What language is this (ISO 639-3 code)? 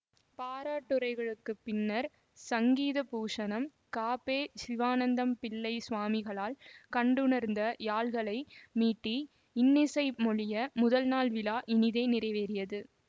tam